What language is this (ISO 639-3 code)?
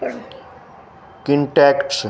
snd